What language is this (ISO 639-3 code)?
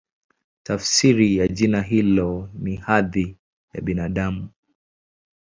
swa